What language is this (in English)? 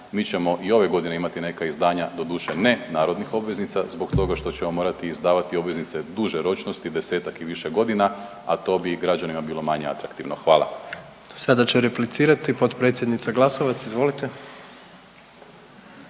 Croatian